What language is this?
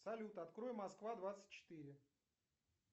Russian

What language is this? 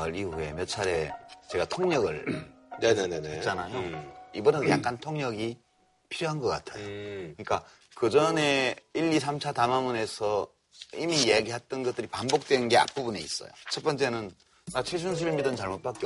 Korean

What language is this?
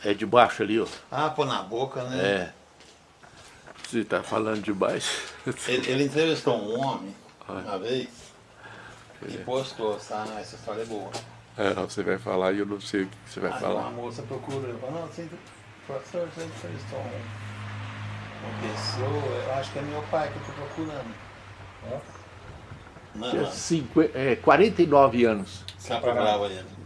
Portuguese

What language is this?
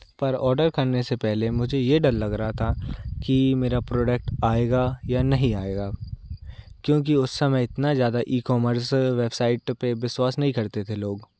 Hindi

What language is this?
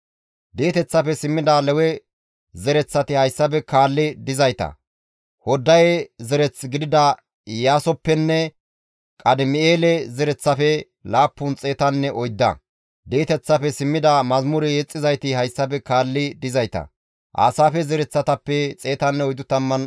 Gamo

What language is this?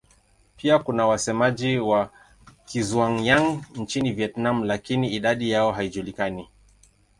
Swahili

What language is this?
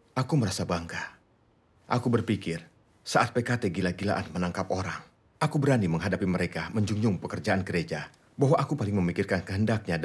Indonesian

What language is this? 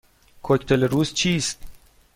Persian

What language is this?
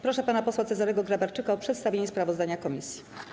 Polish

